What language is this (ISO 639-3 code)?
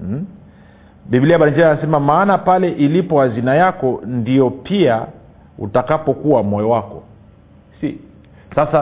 swa